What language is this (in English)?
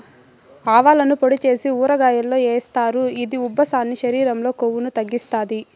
Telugu